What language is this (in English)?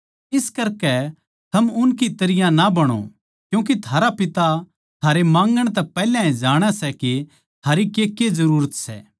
Haryanvi